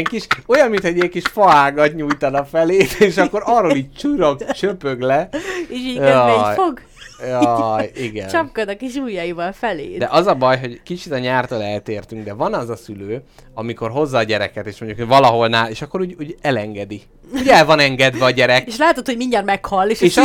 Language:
Hungarian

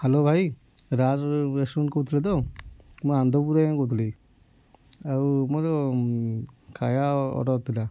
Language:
Odia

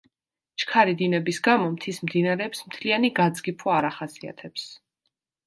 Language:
Georgian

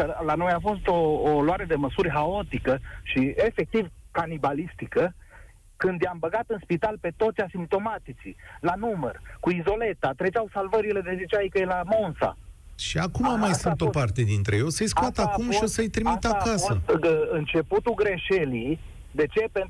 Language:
Romanian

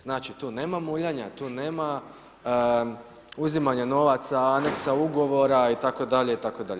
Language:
Croatian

